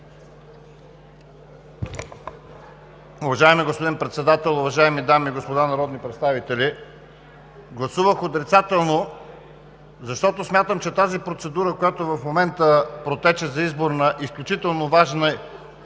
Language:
Bulgarian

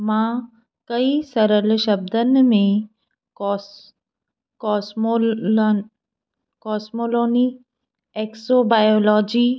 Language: Sindhi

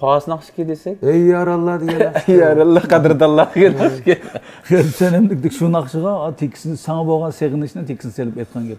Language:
Turkish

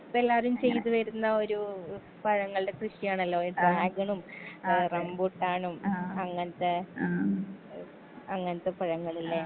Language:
Malayalam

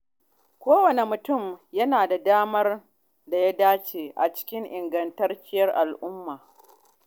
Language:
Hausa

